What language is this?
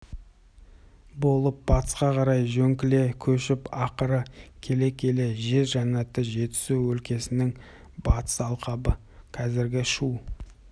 Kazakh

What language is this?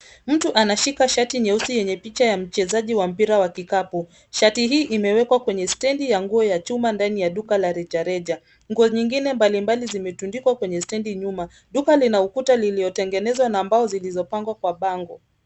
Swahili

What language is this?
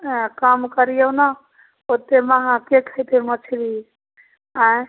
Maithili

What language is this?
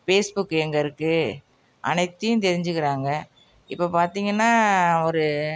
Tamil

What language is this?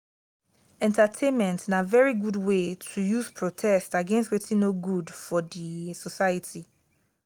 Nigerian Pidgin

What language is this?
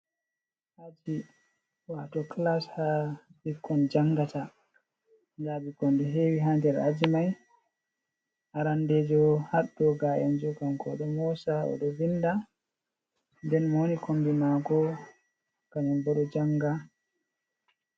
Fula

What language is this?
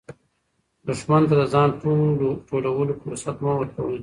Pashto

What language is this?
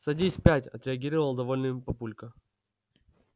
Russian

